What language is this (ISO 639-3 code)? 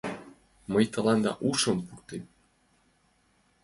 chm